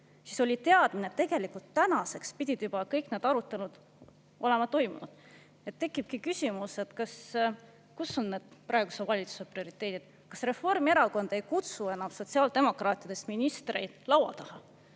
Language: Estonian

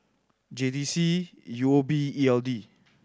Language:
English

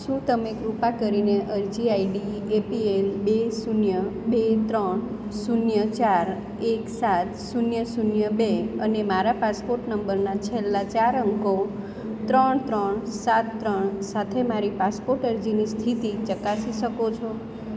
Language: Gujarati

